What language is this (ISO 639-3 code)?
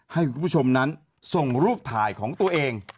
tha